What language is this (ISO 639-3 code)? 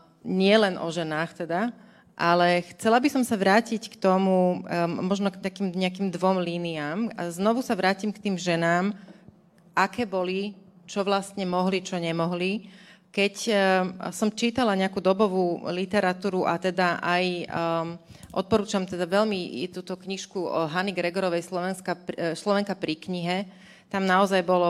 slk